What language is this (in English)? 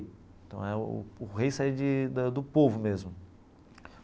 Portuguese